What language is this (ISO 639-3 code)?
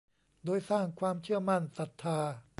tha